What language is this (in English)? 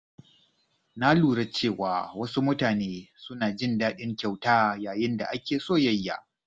Hausa